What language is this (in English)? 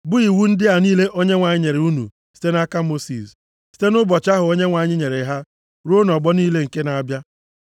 Igbo